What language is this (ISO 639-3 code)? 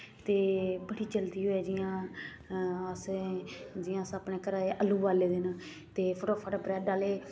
doi